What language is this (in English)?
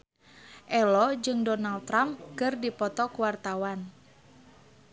Sundanese